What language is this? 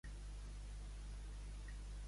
Catalan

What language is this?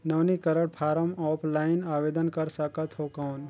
Chhattisgarhi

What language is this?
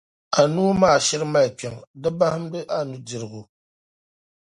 Dagbani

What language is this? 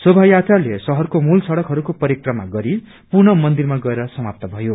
Nepali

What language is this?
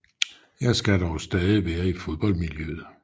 Danish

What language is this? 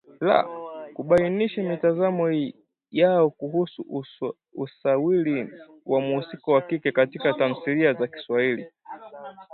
Swahili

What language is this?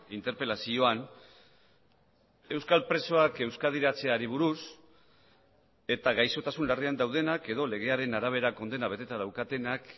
Basque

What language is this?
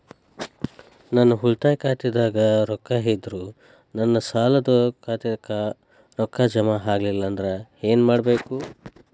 Kannada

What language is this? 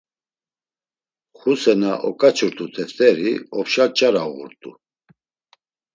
Laz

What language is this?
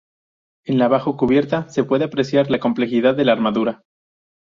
Spanish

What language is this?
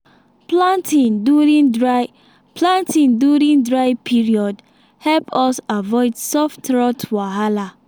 Nigerian Pidgin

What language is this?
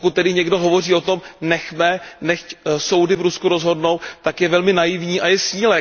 Czech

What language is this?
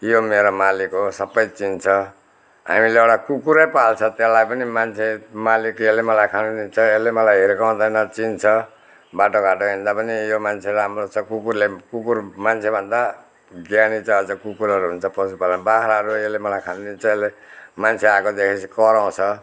Nepali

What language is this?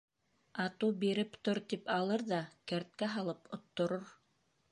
Bashkir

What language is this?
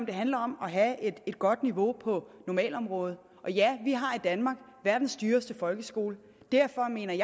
Danish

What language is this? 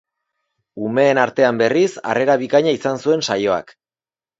Basque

